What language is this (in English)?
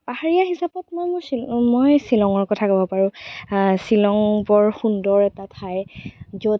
Assamese